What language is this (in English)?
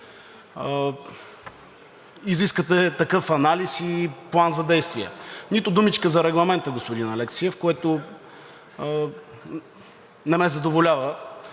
Bulgarian